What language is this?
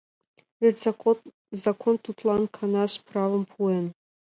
Mari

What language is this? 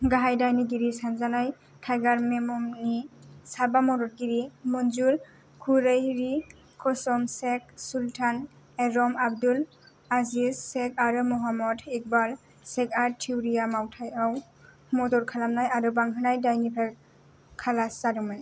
Bodo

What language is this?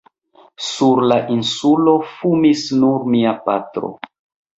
Esperanto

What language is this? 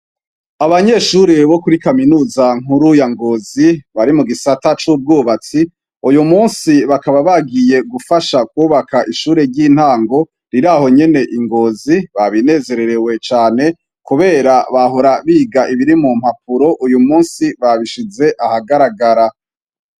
Rundi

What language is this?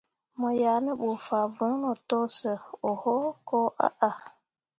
Mundang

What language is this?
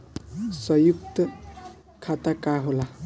Bhojpuri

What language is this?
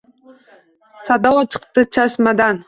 Uzbek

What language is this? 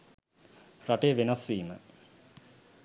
Sinhala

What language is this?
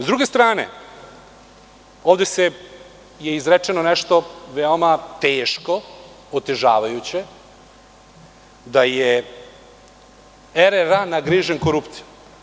Serbian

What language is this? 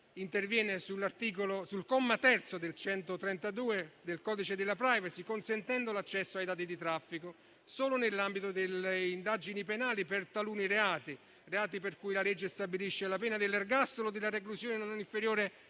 Italian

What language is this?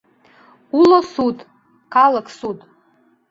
Mari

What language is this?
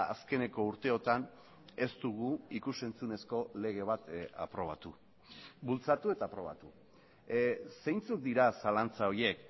Basque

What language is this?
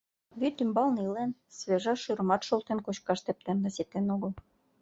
Mari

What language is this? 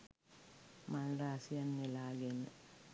Sinhala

